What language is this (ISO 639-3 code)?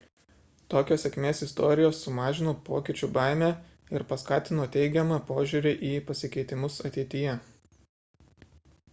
lit